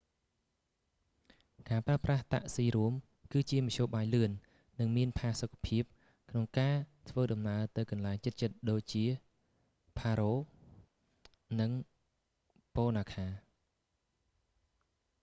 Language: Khmer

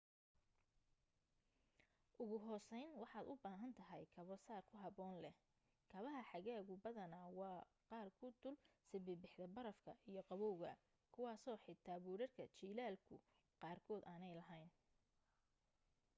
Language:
Somali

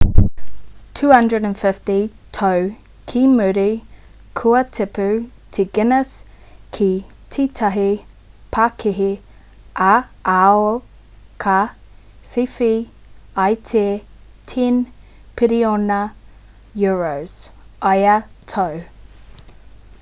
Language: Māori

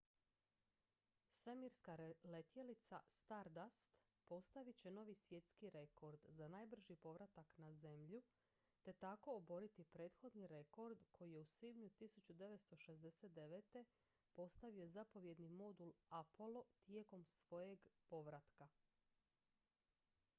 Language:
Croatian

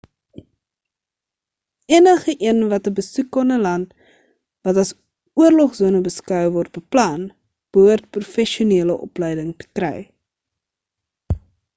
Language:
Afrikaans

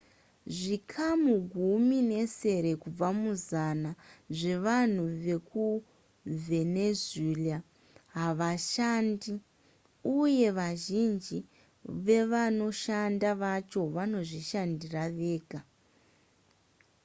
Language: Shona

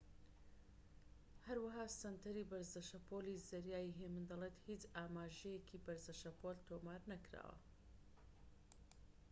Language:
Central Kurdish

